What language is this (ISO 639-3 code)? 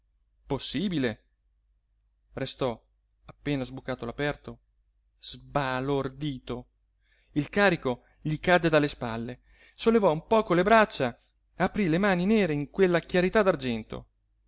ita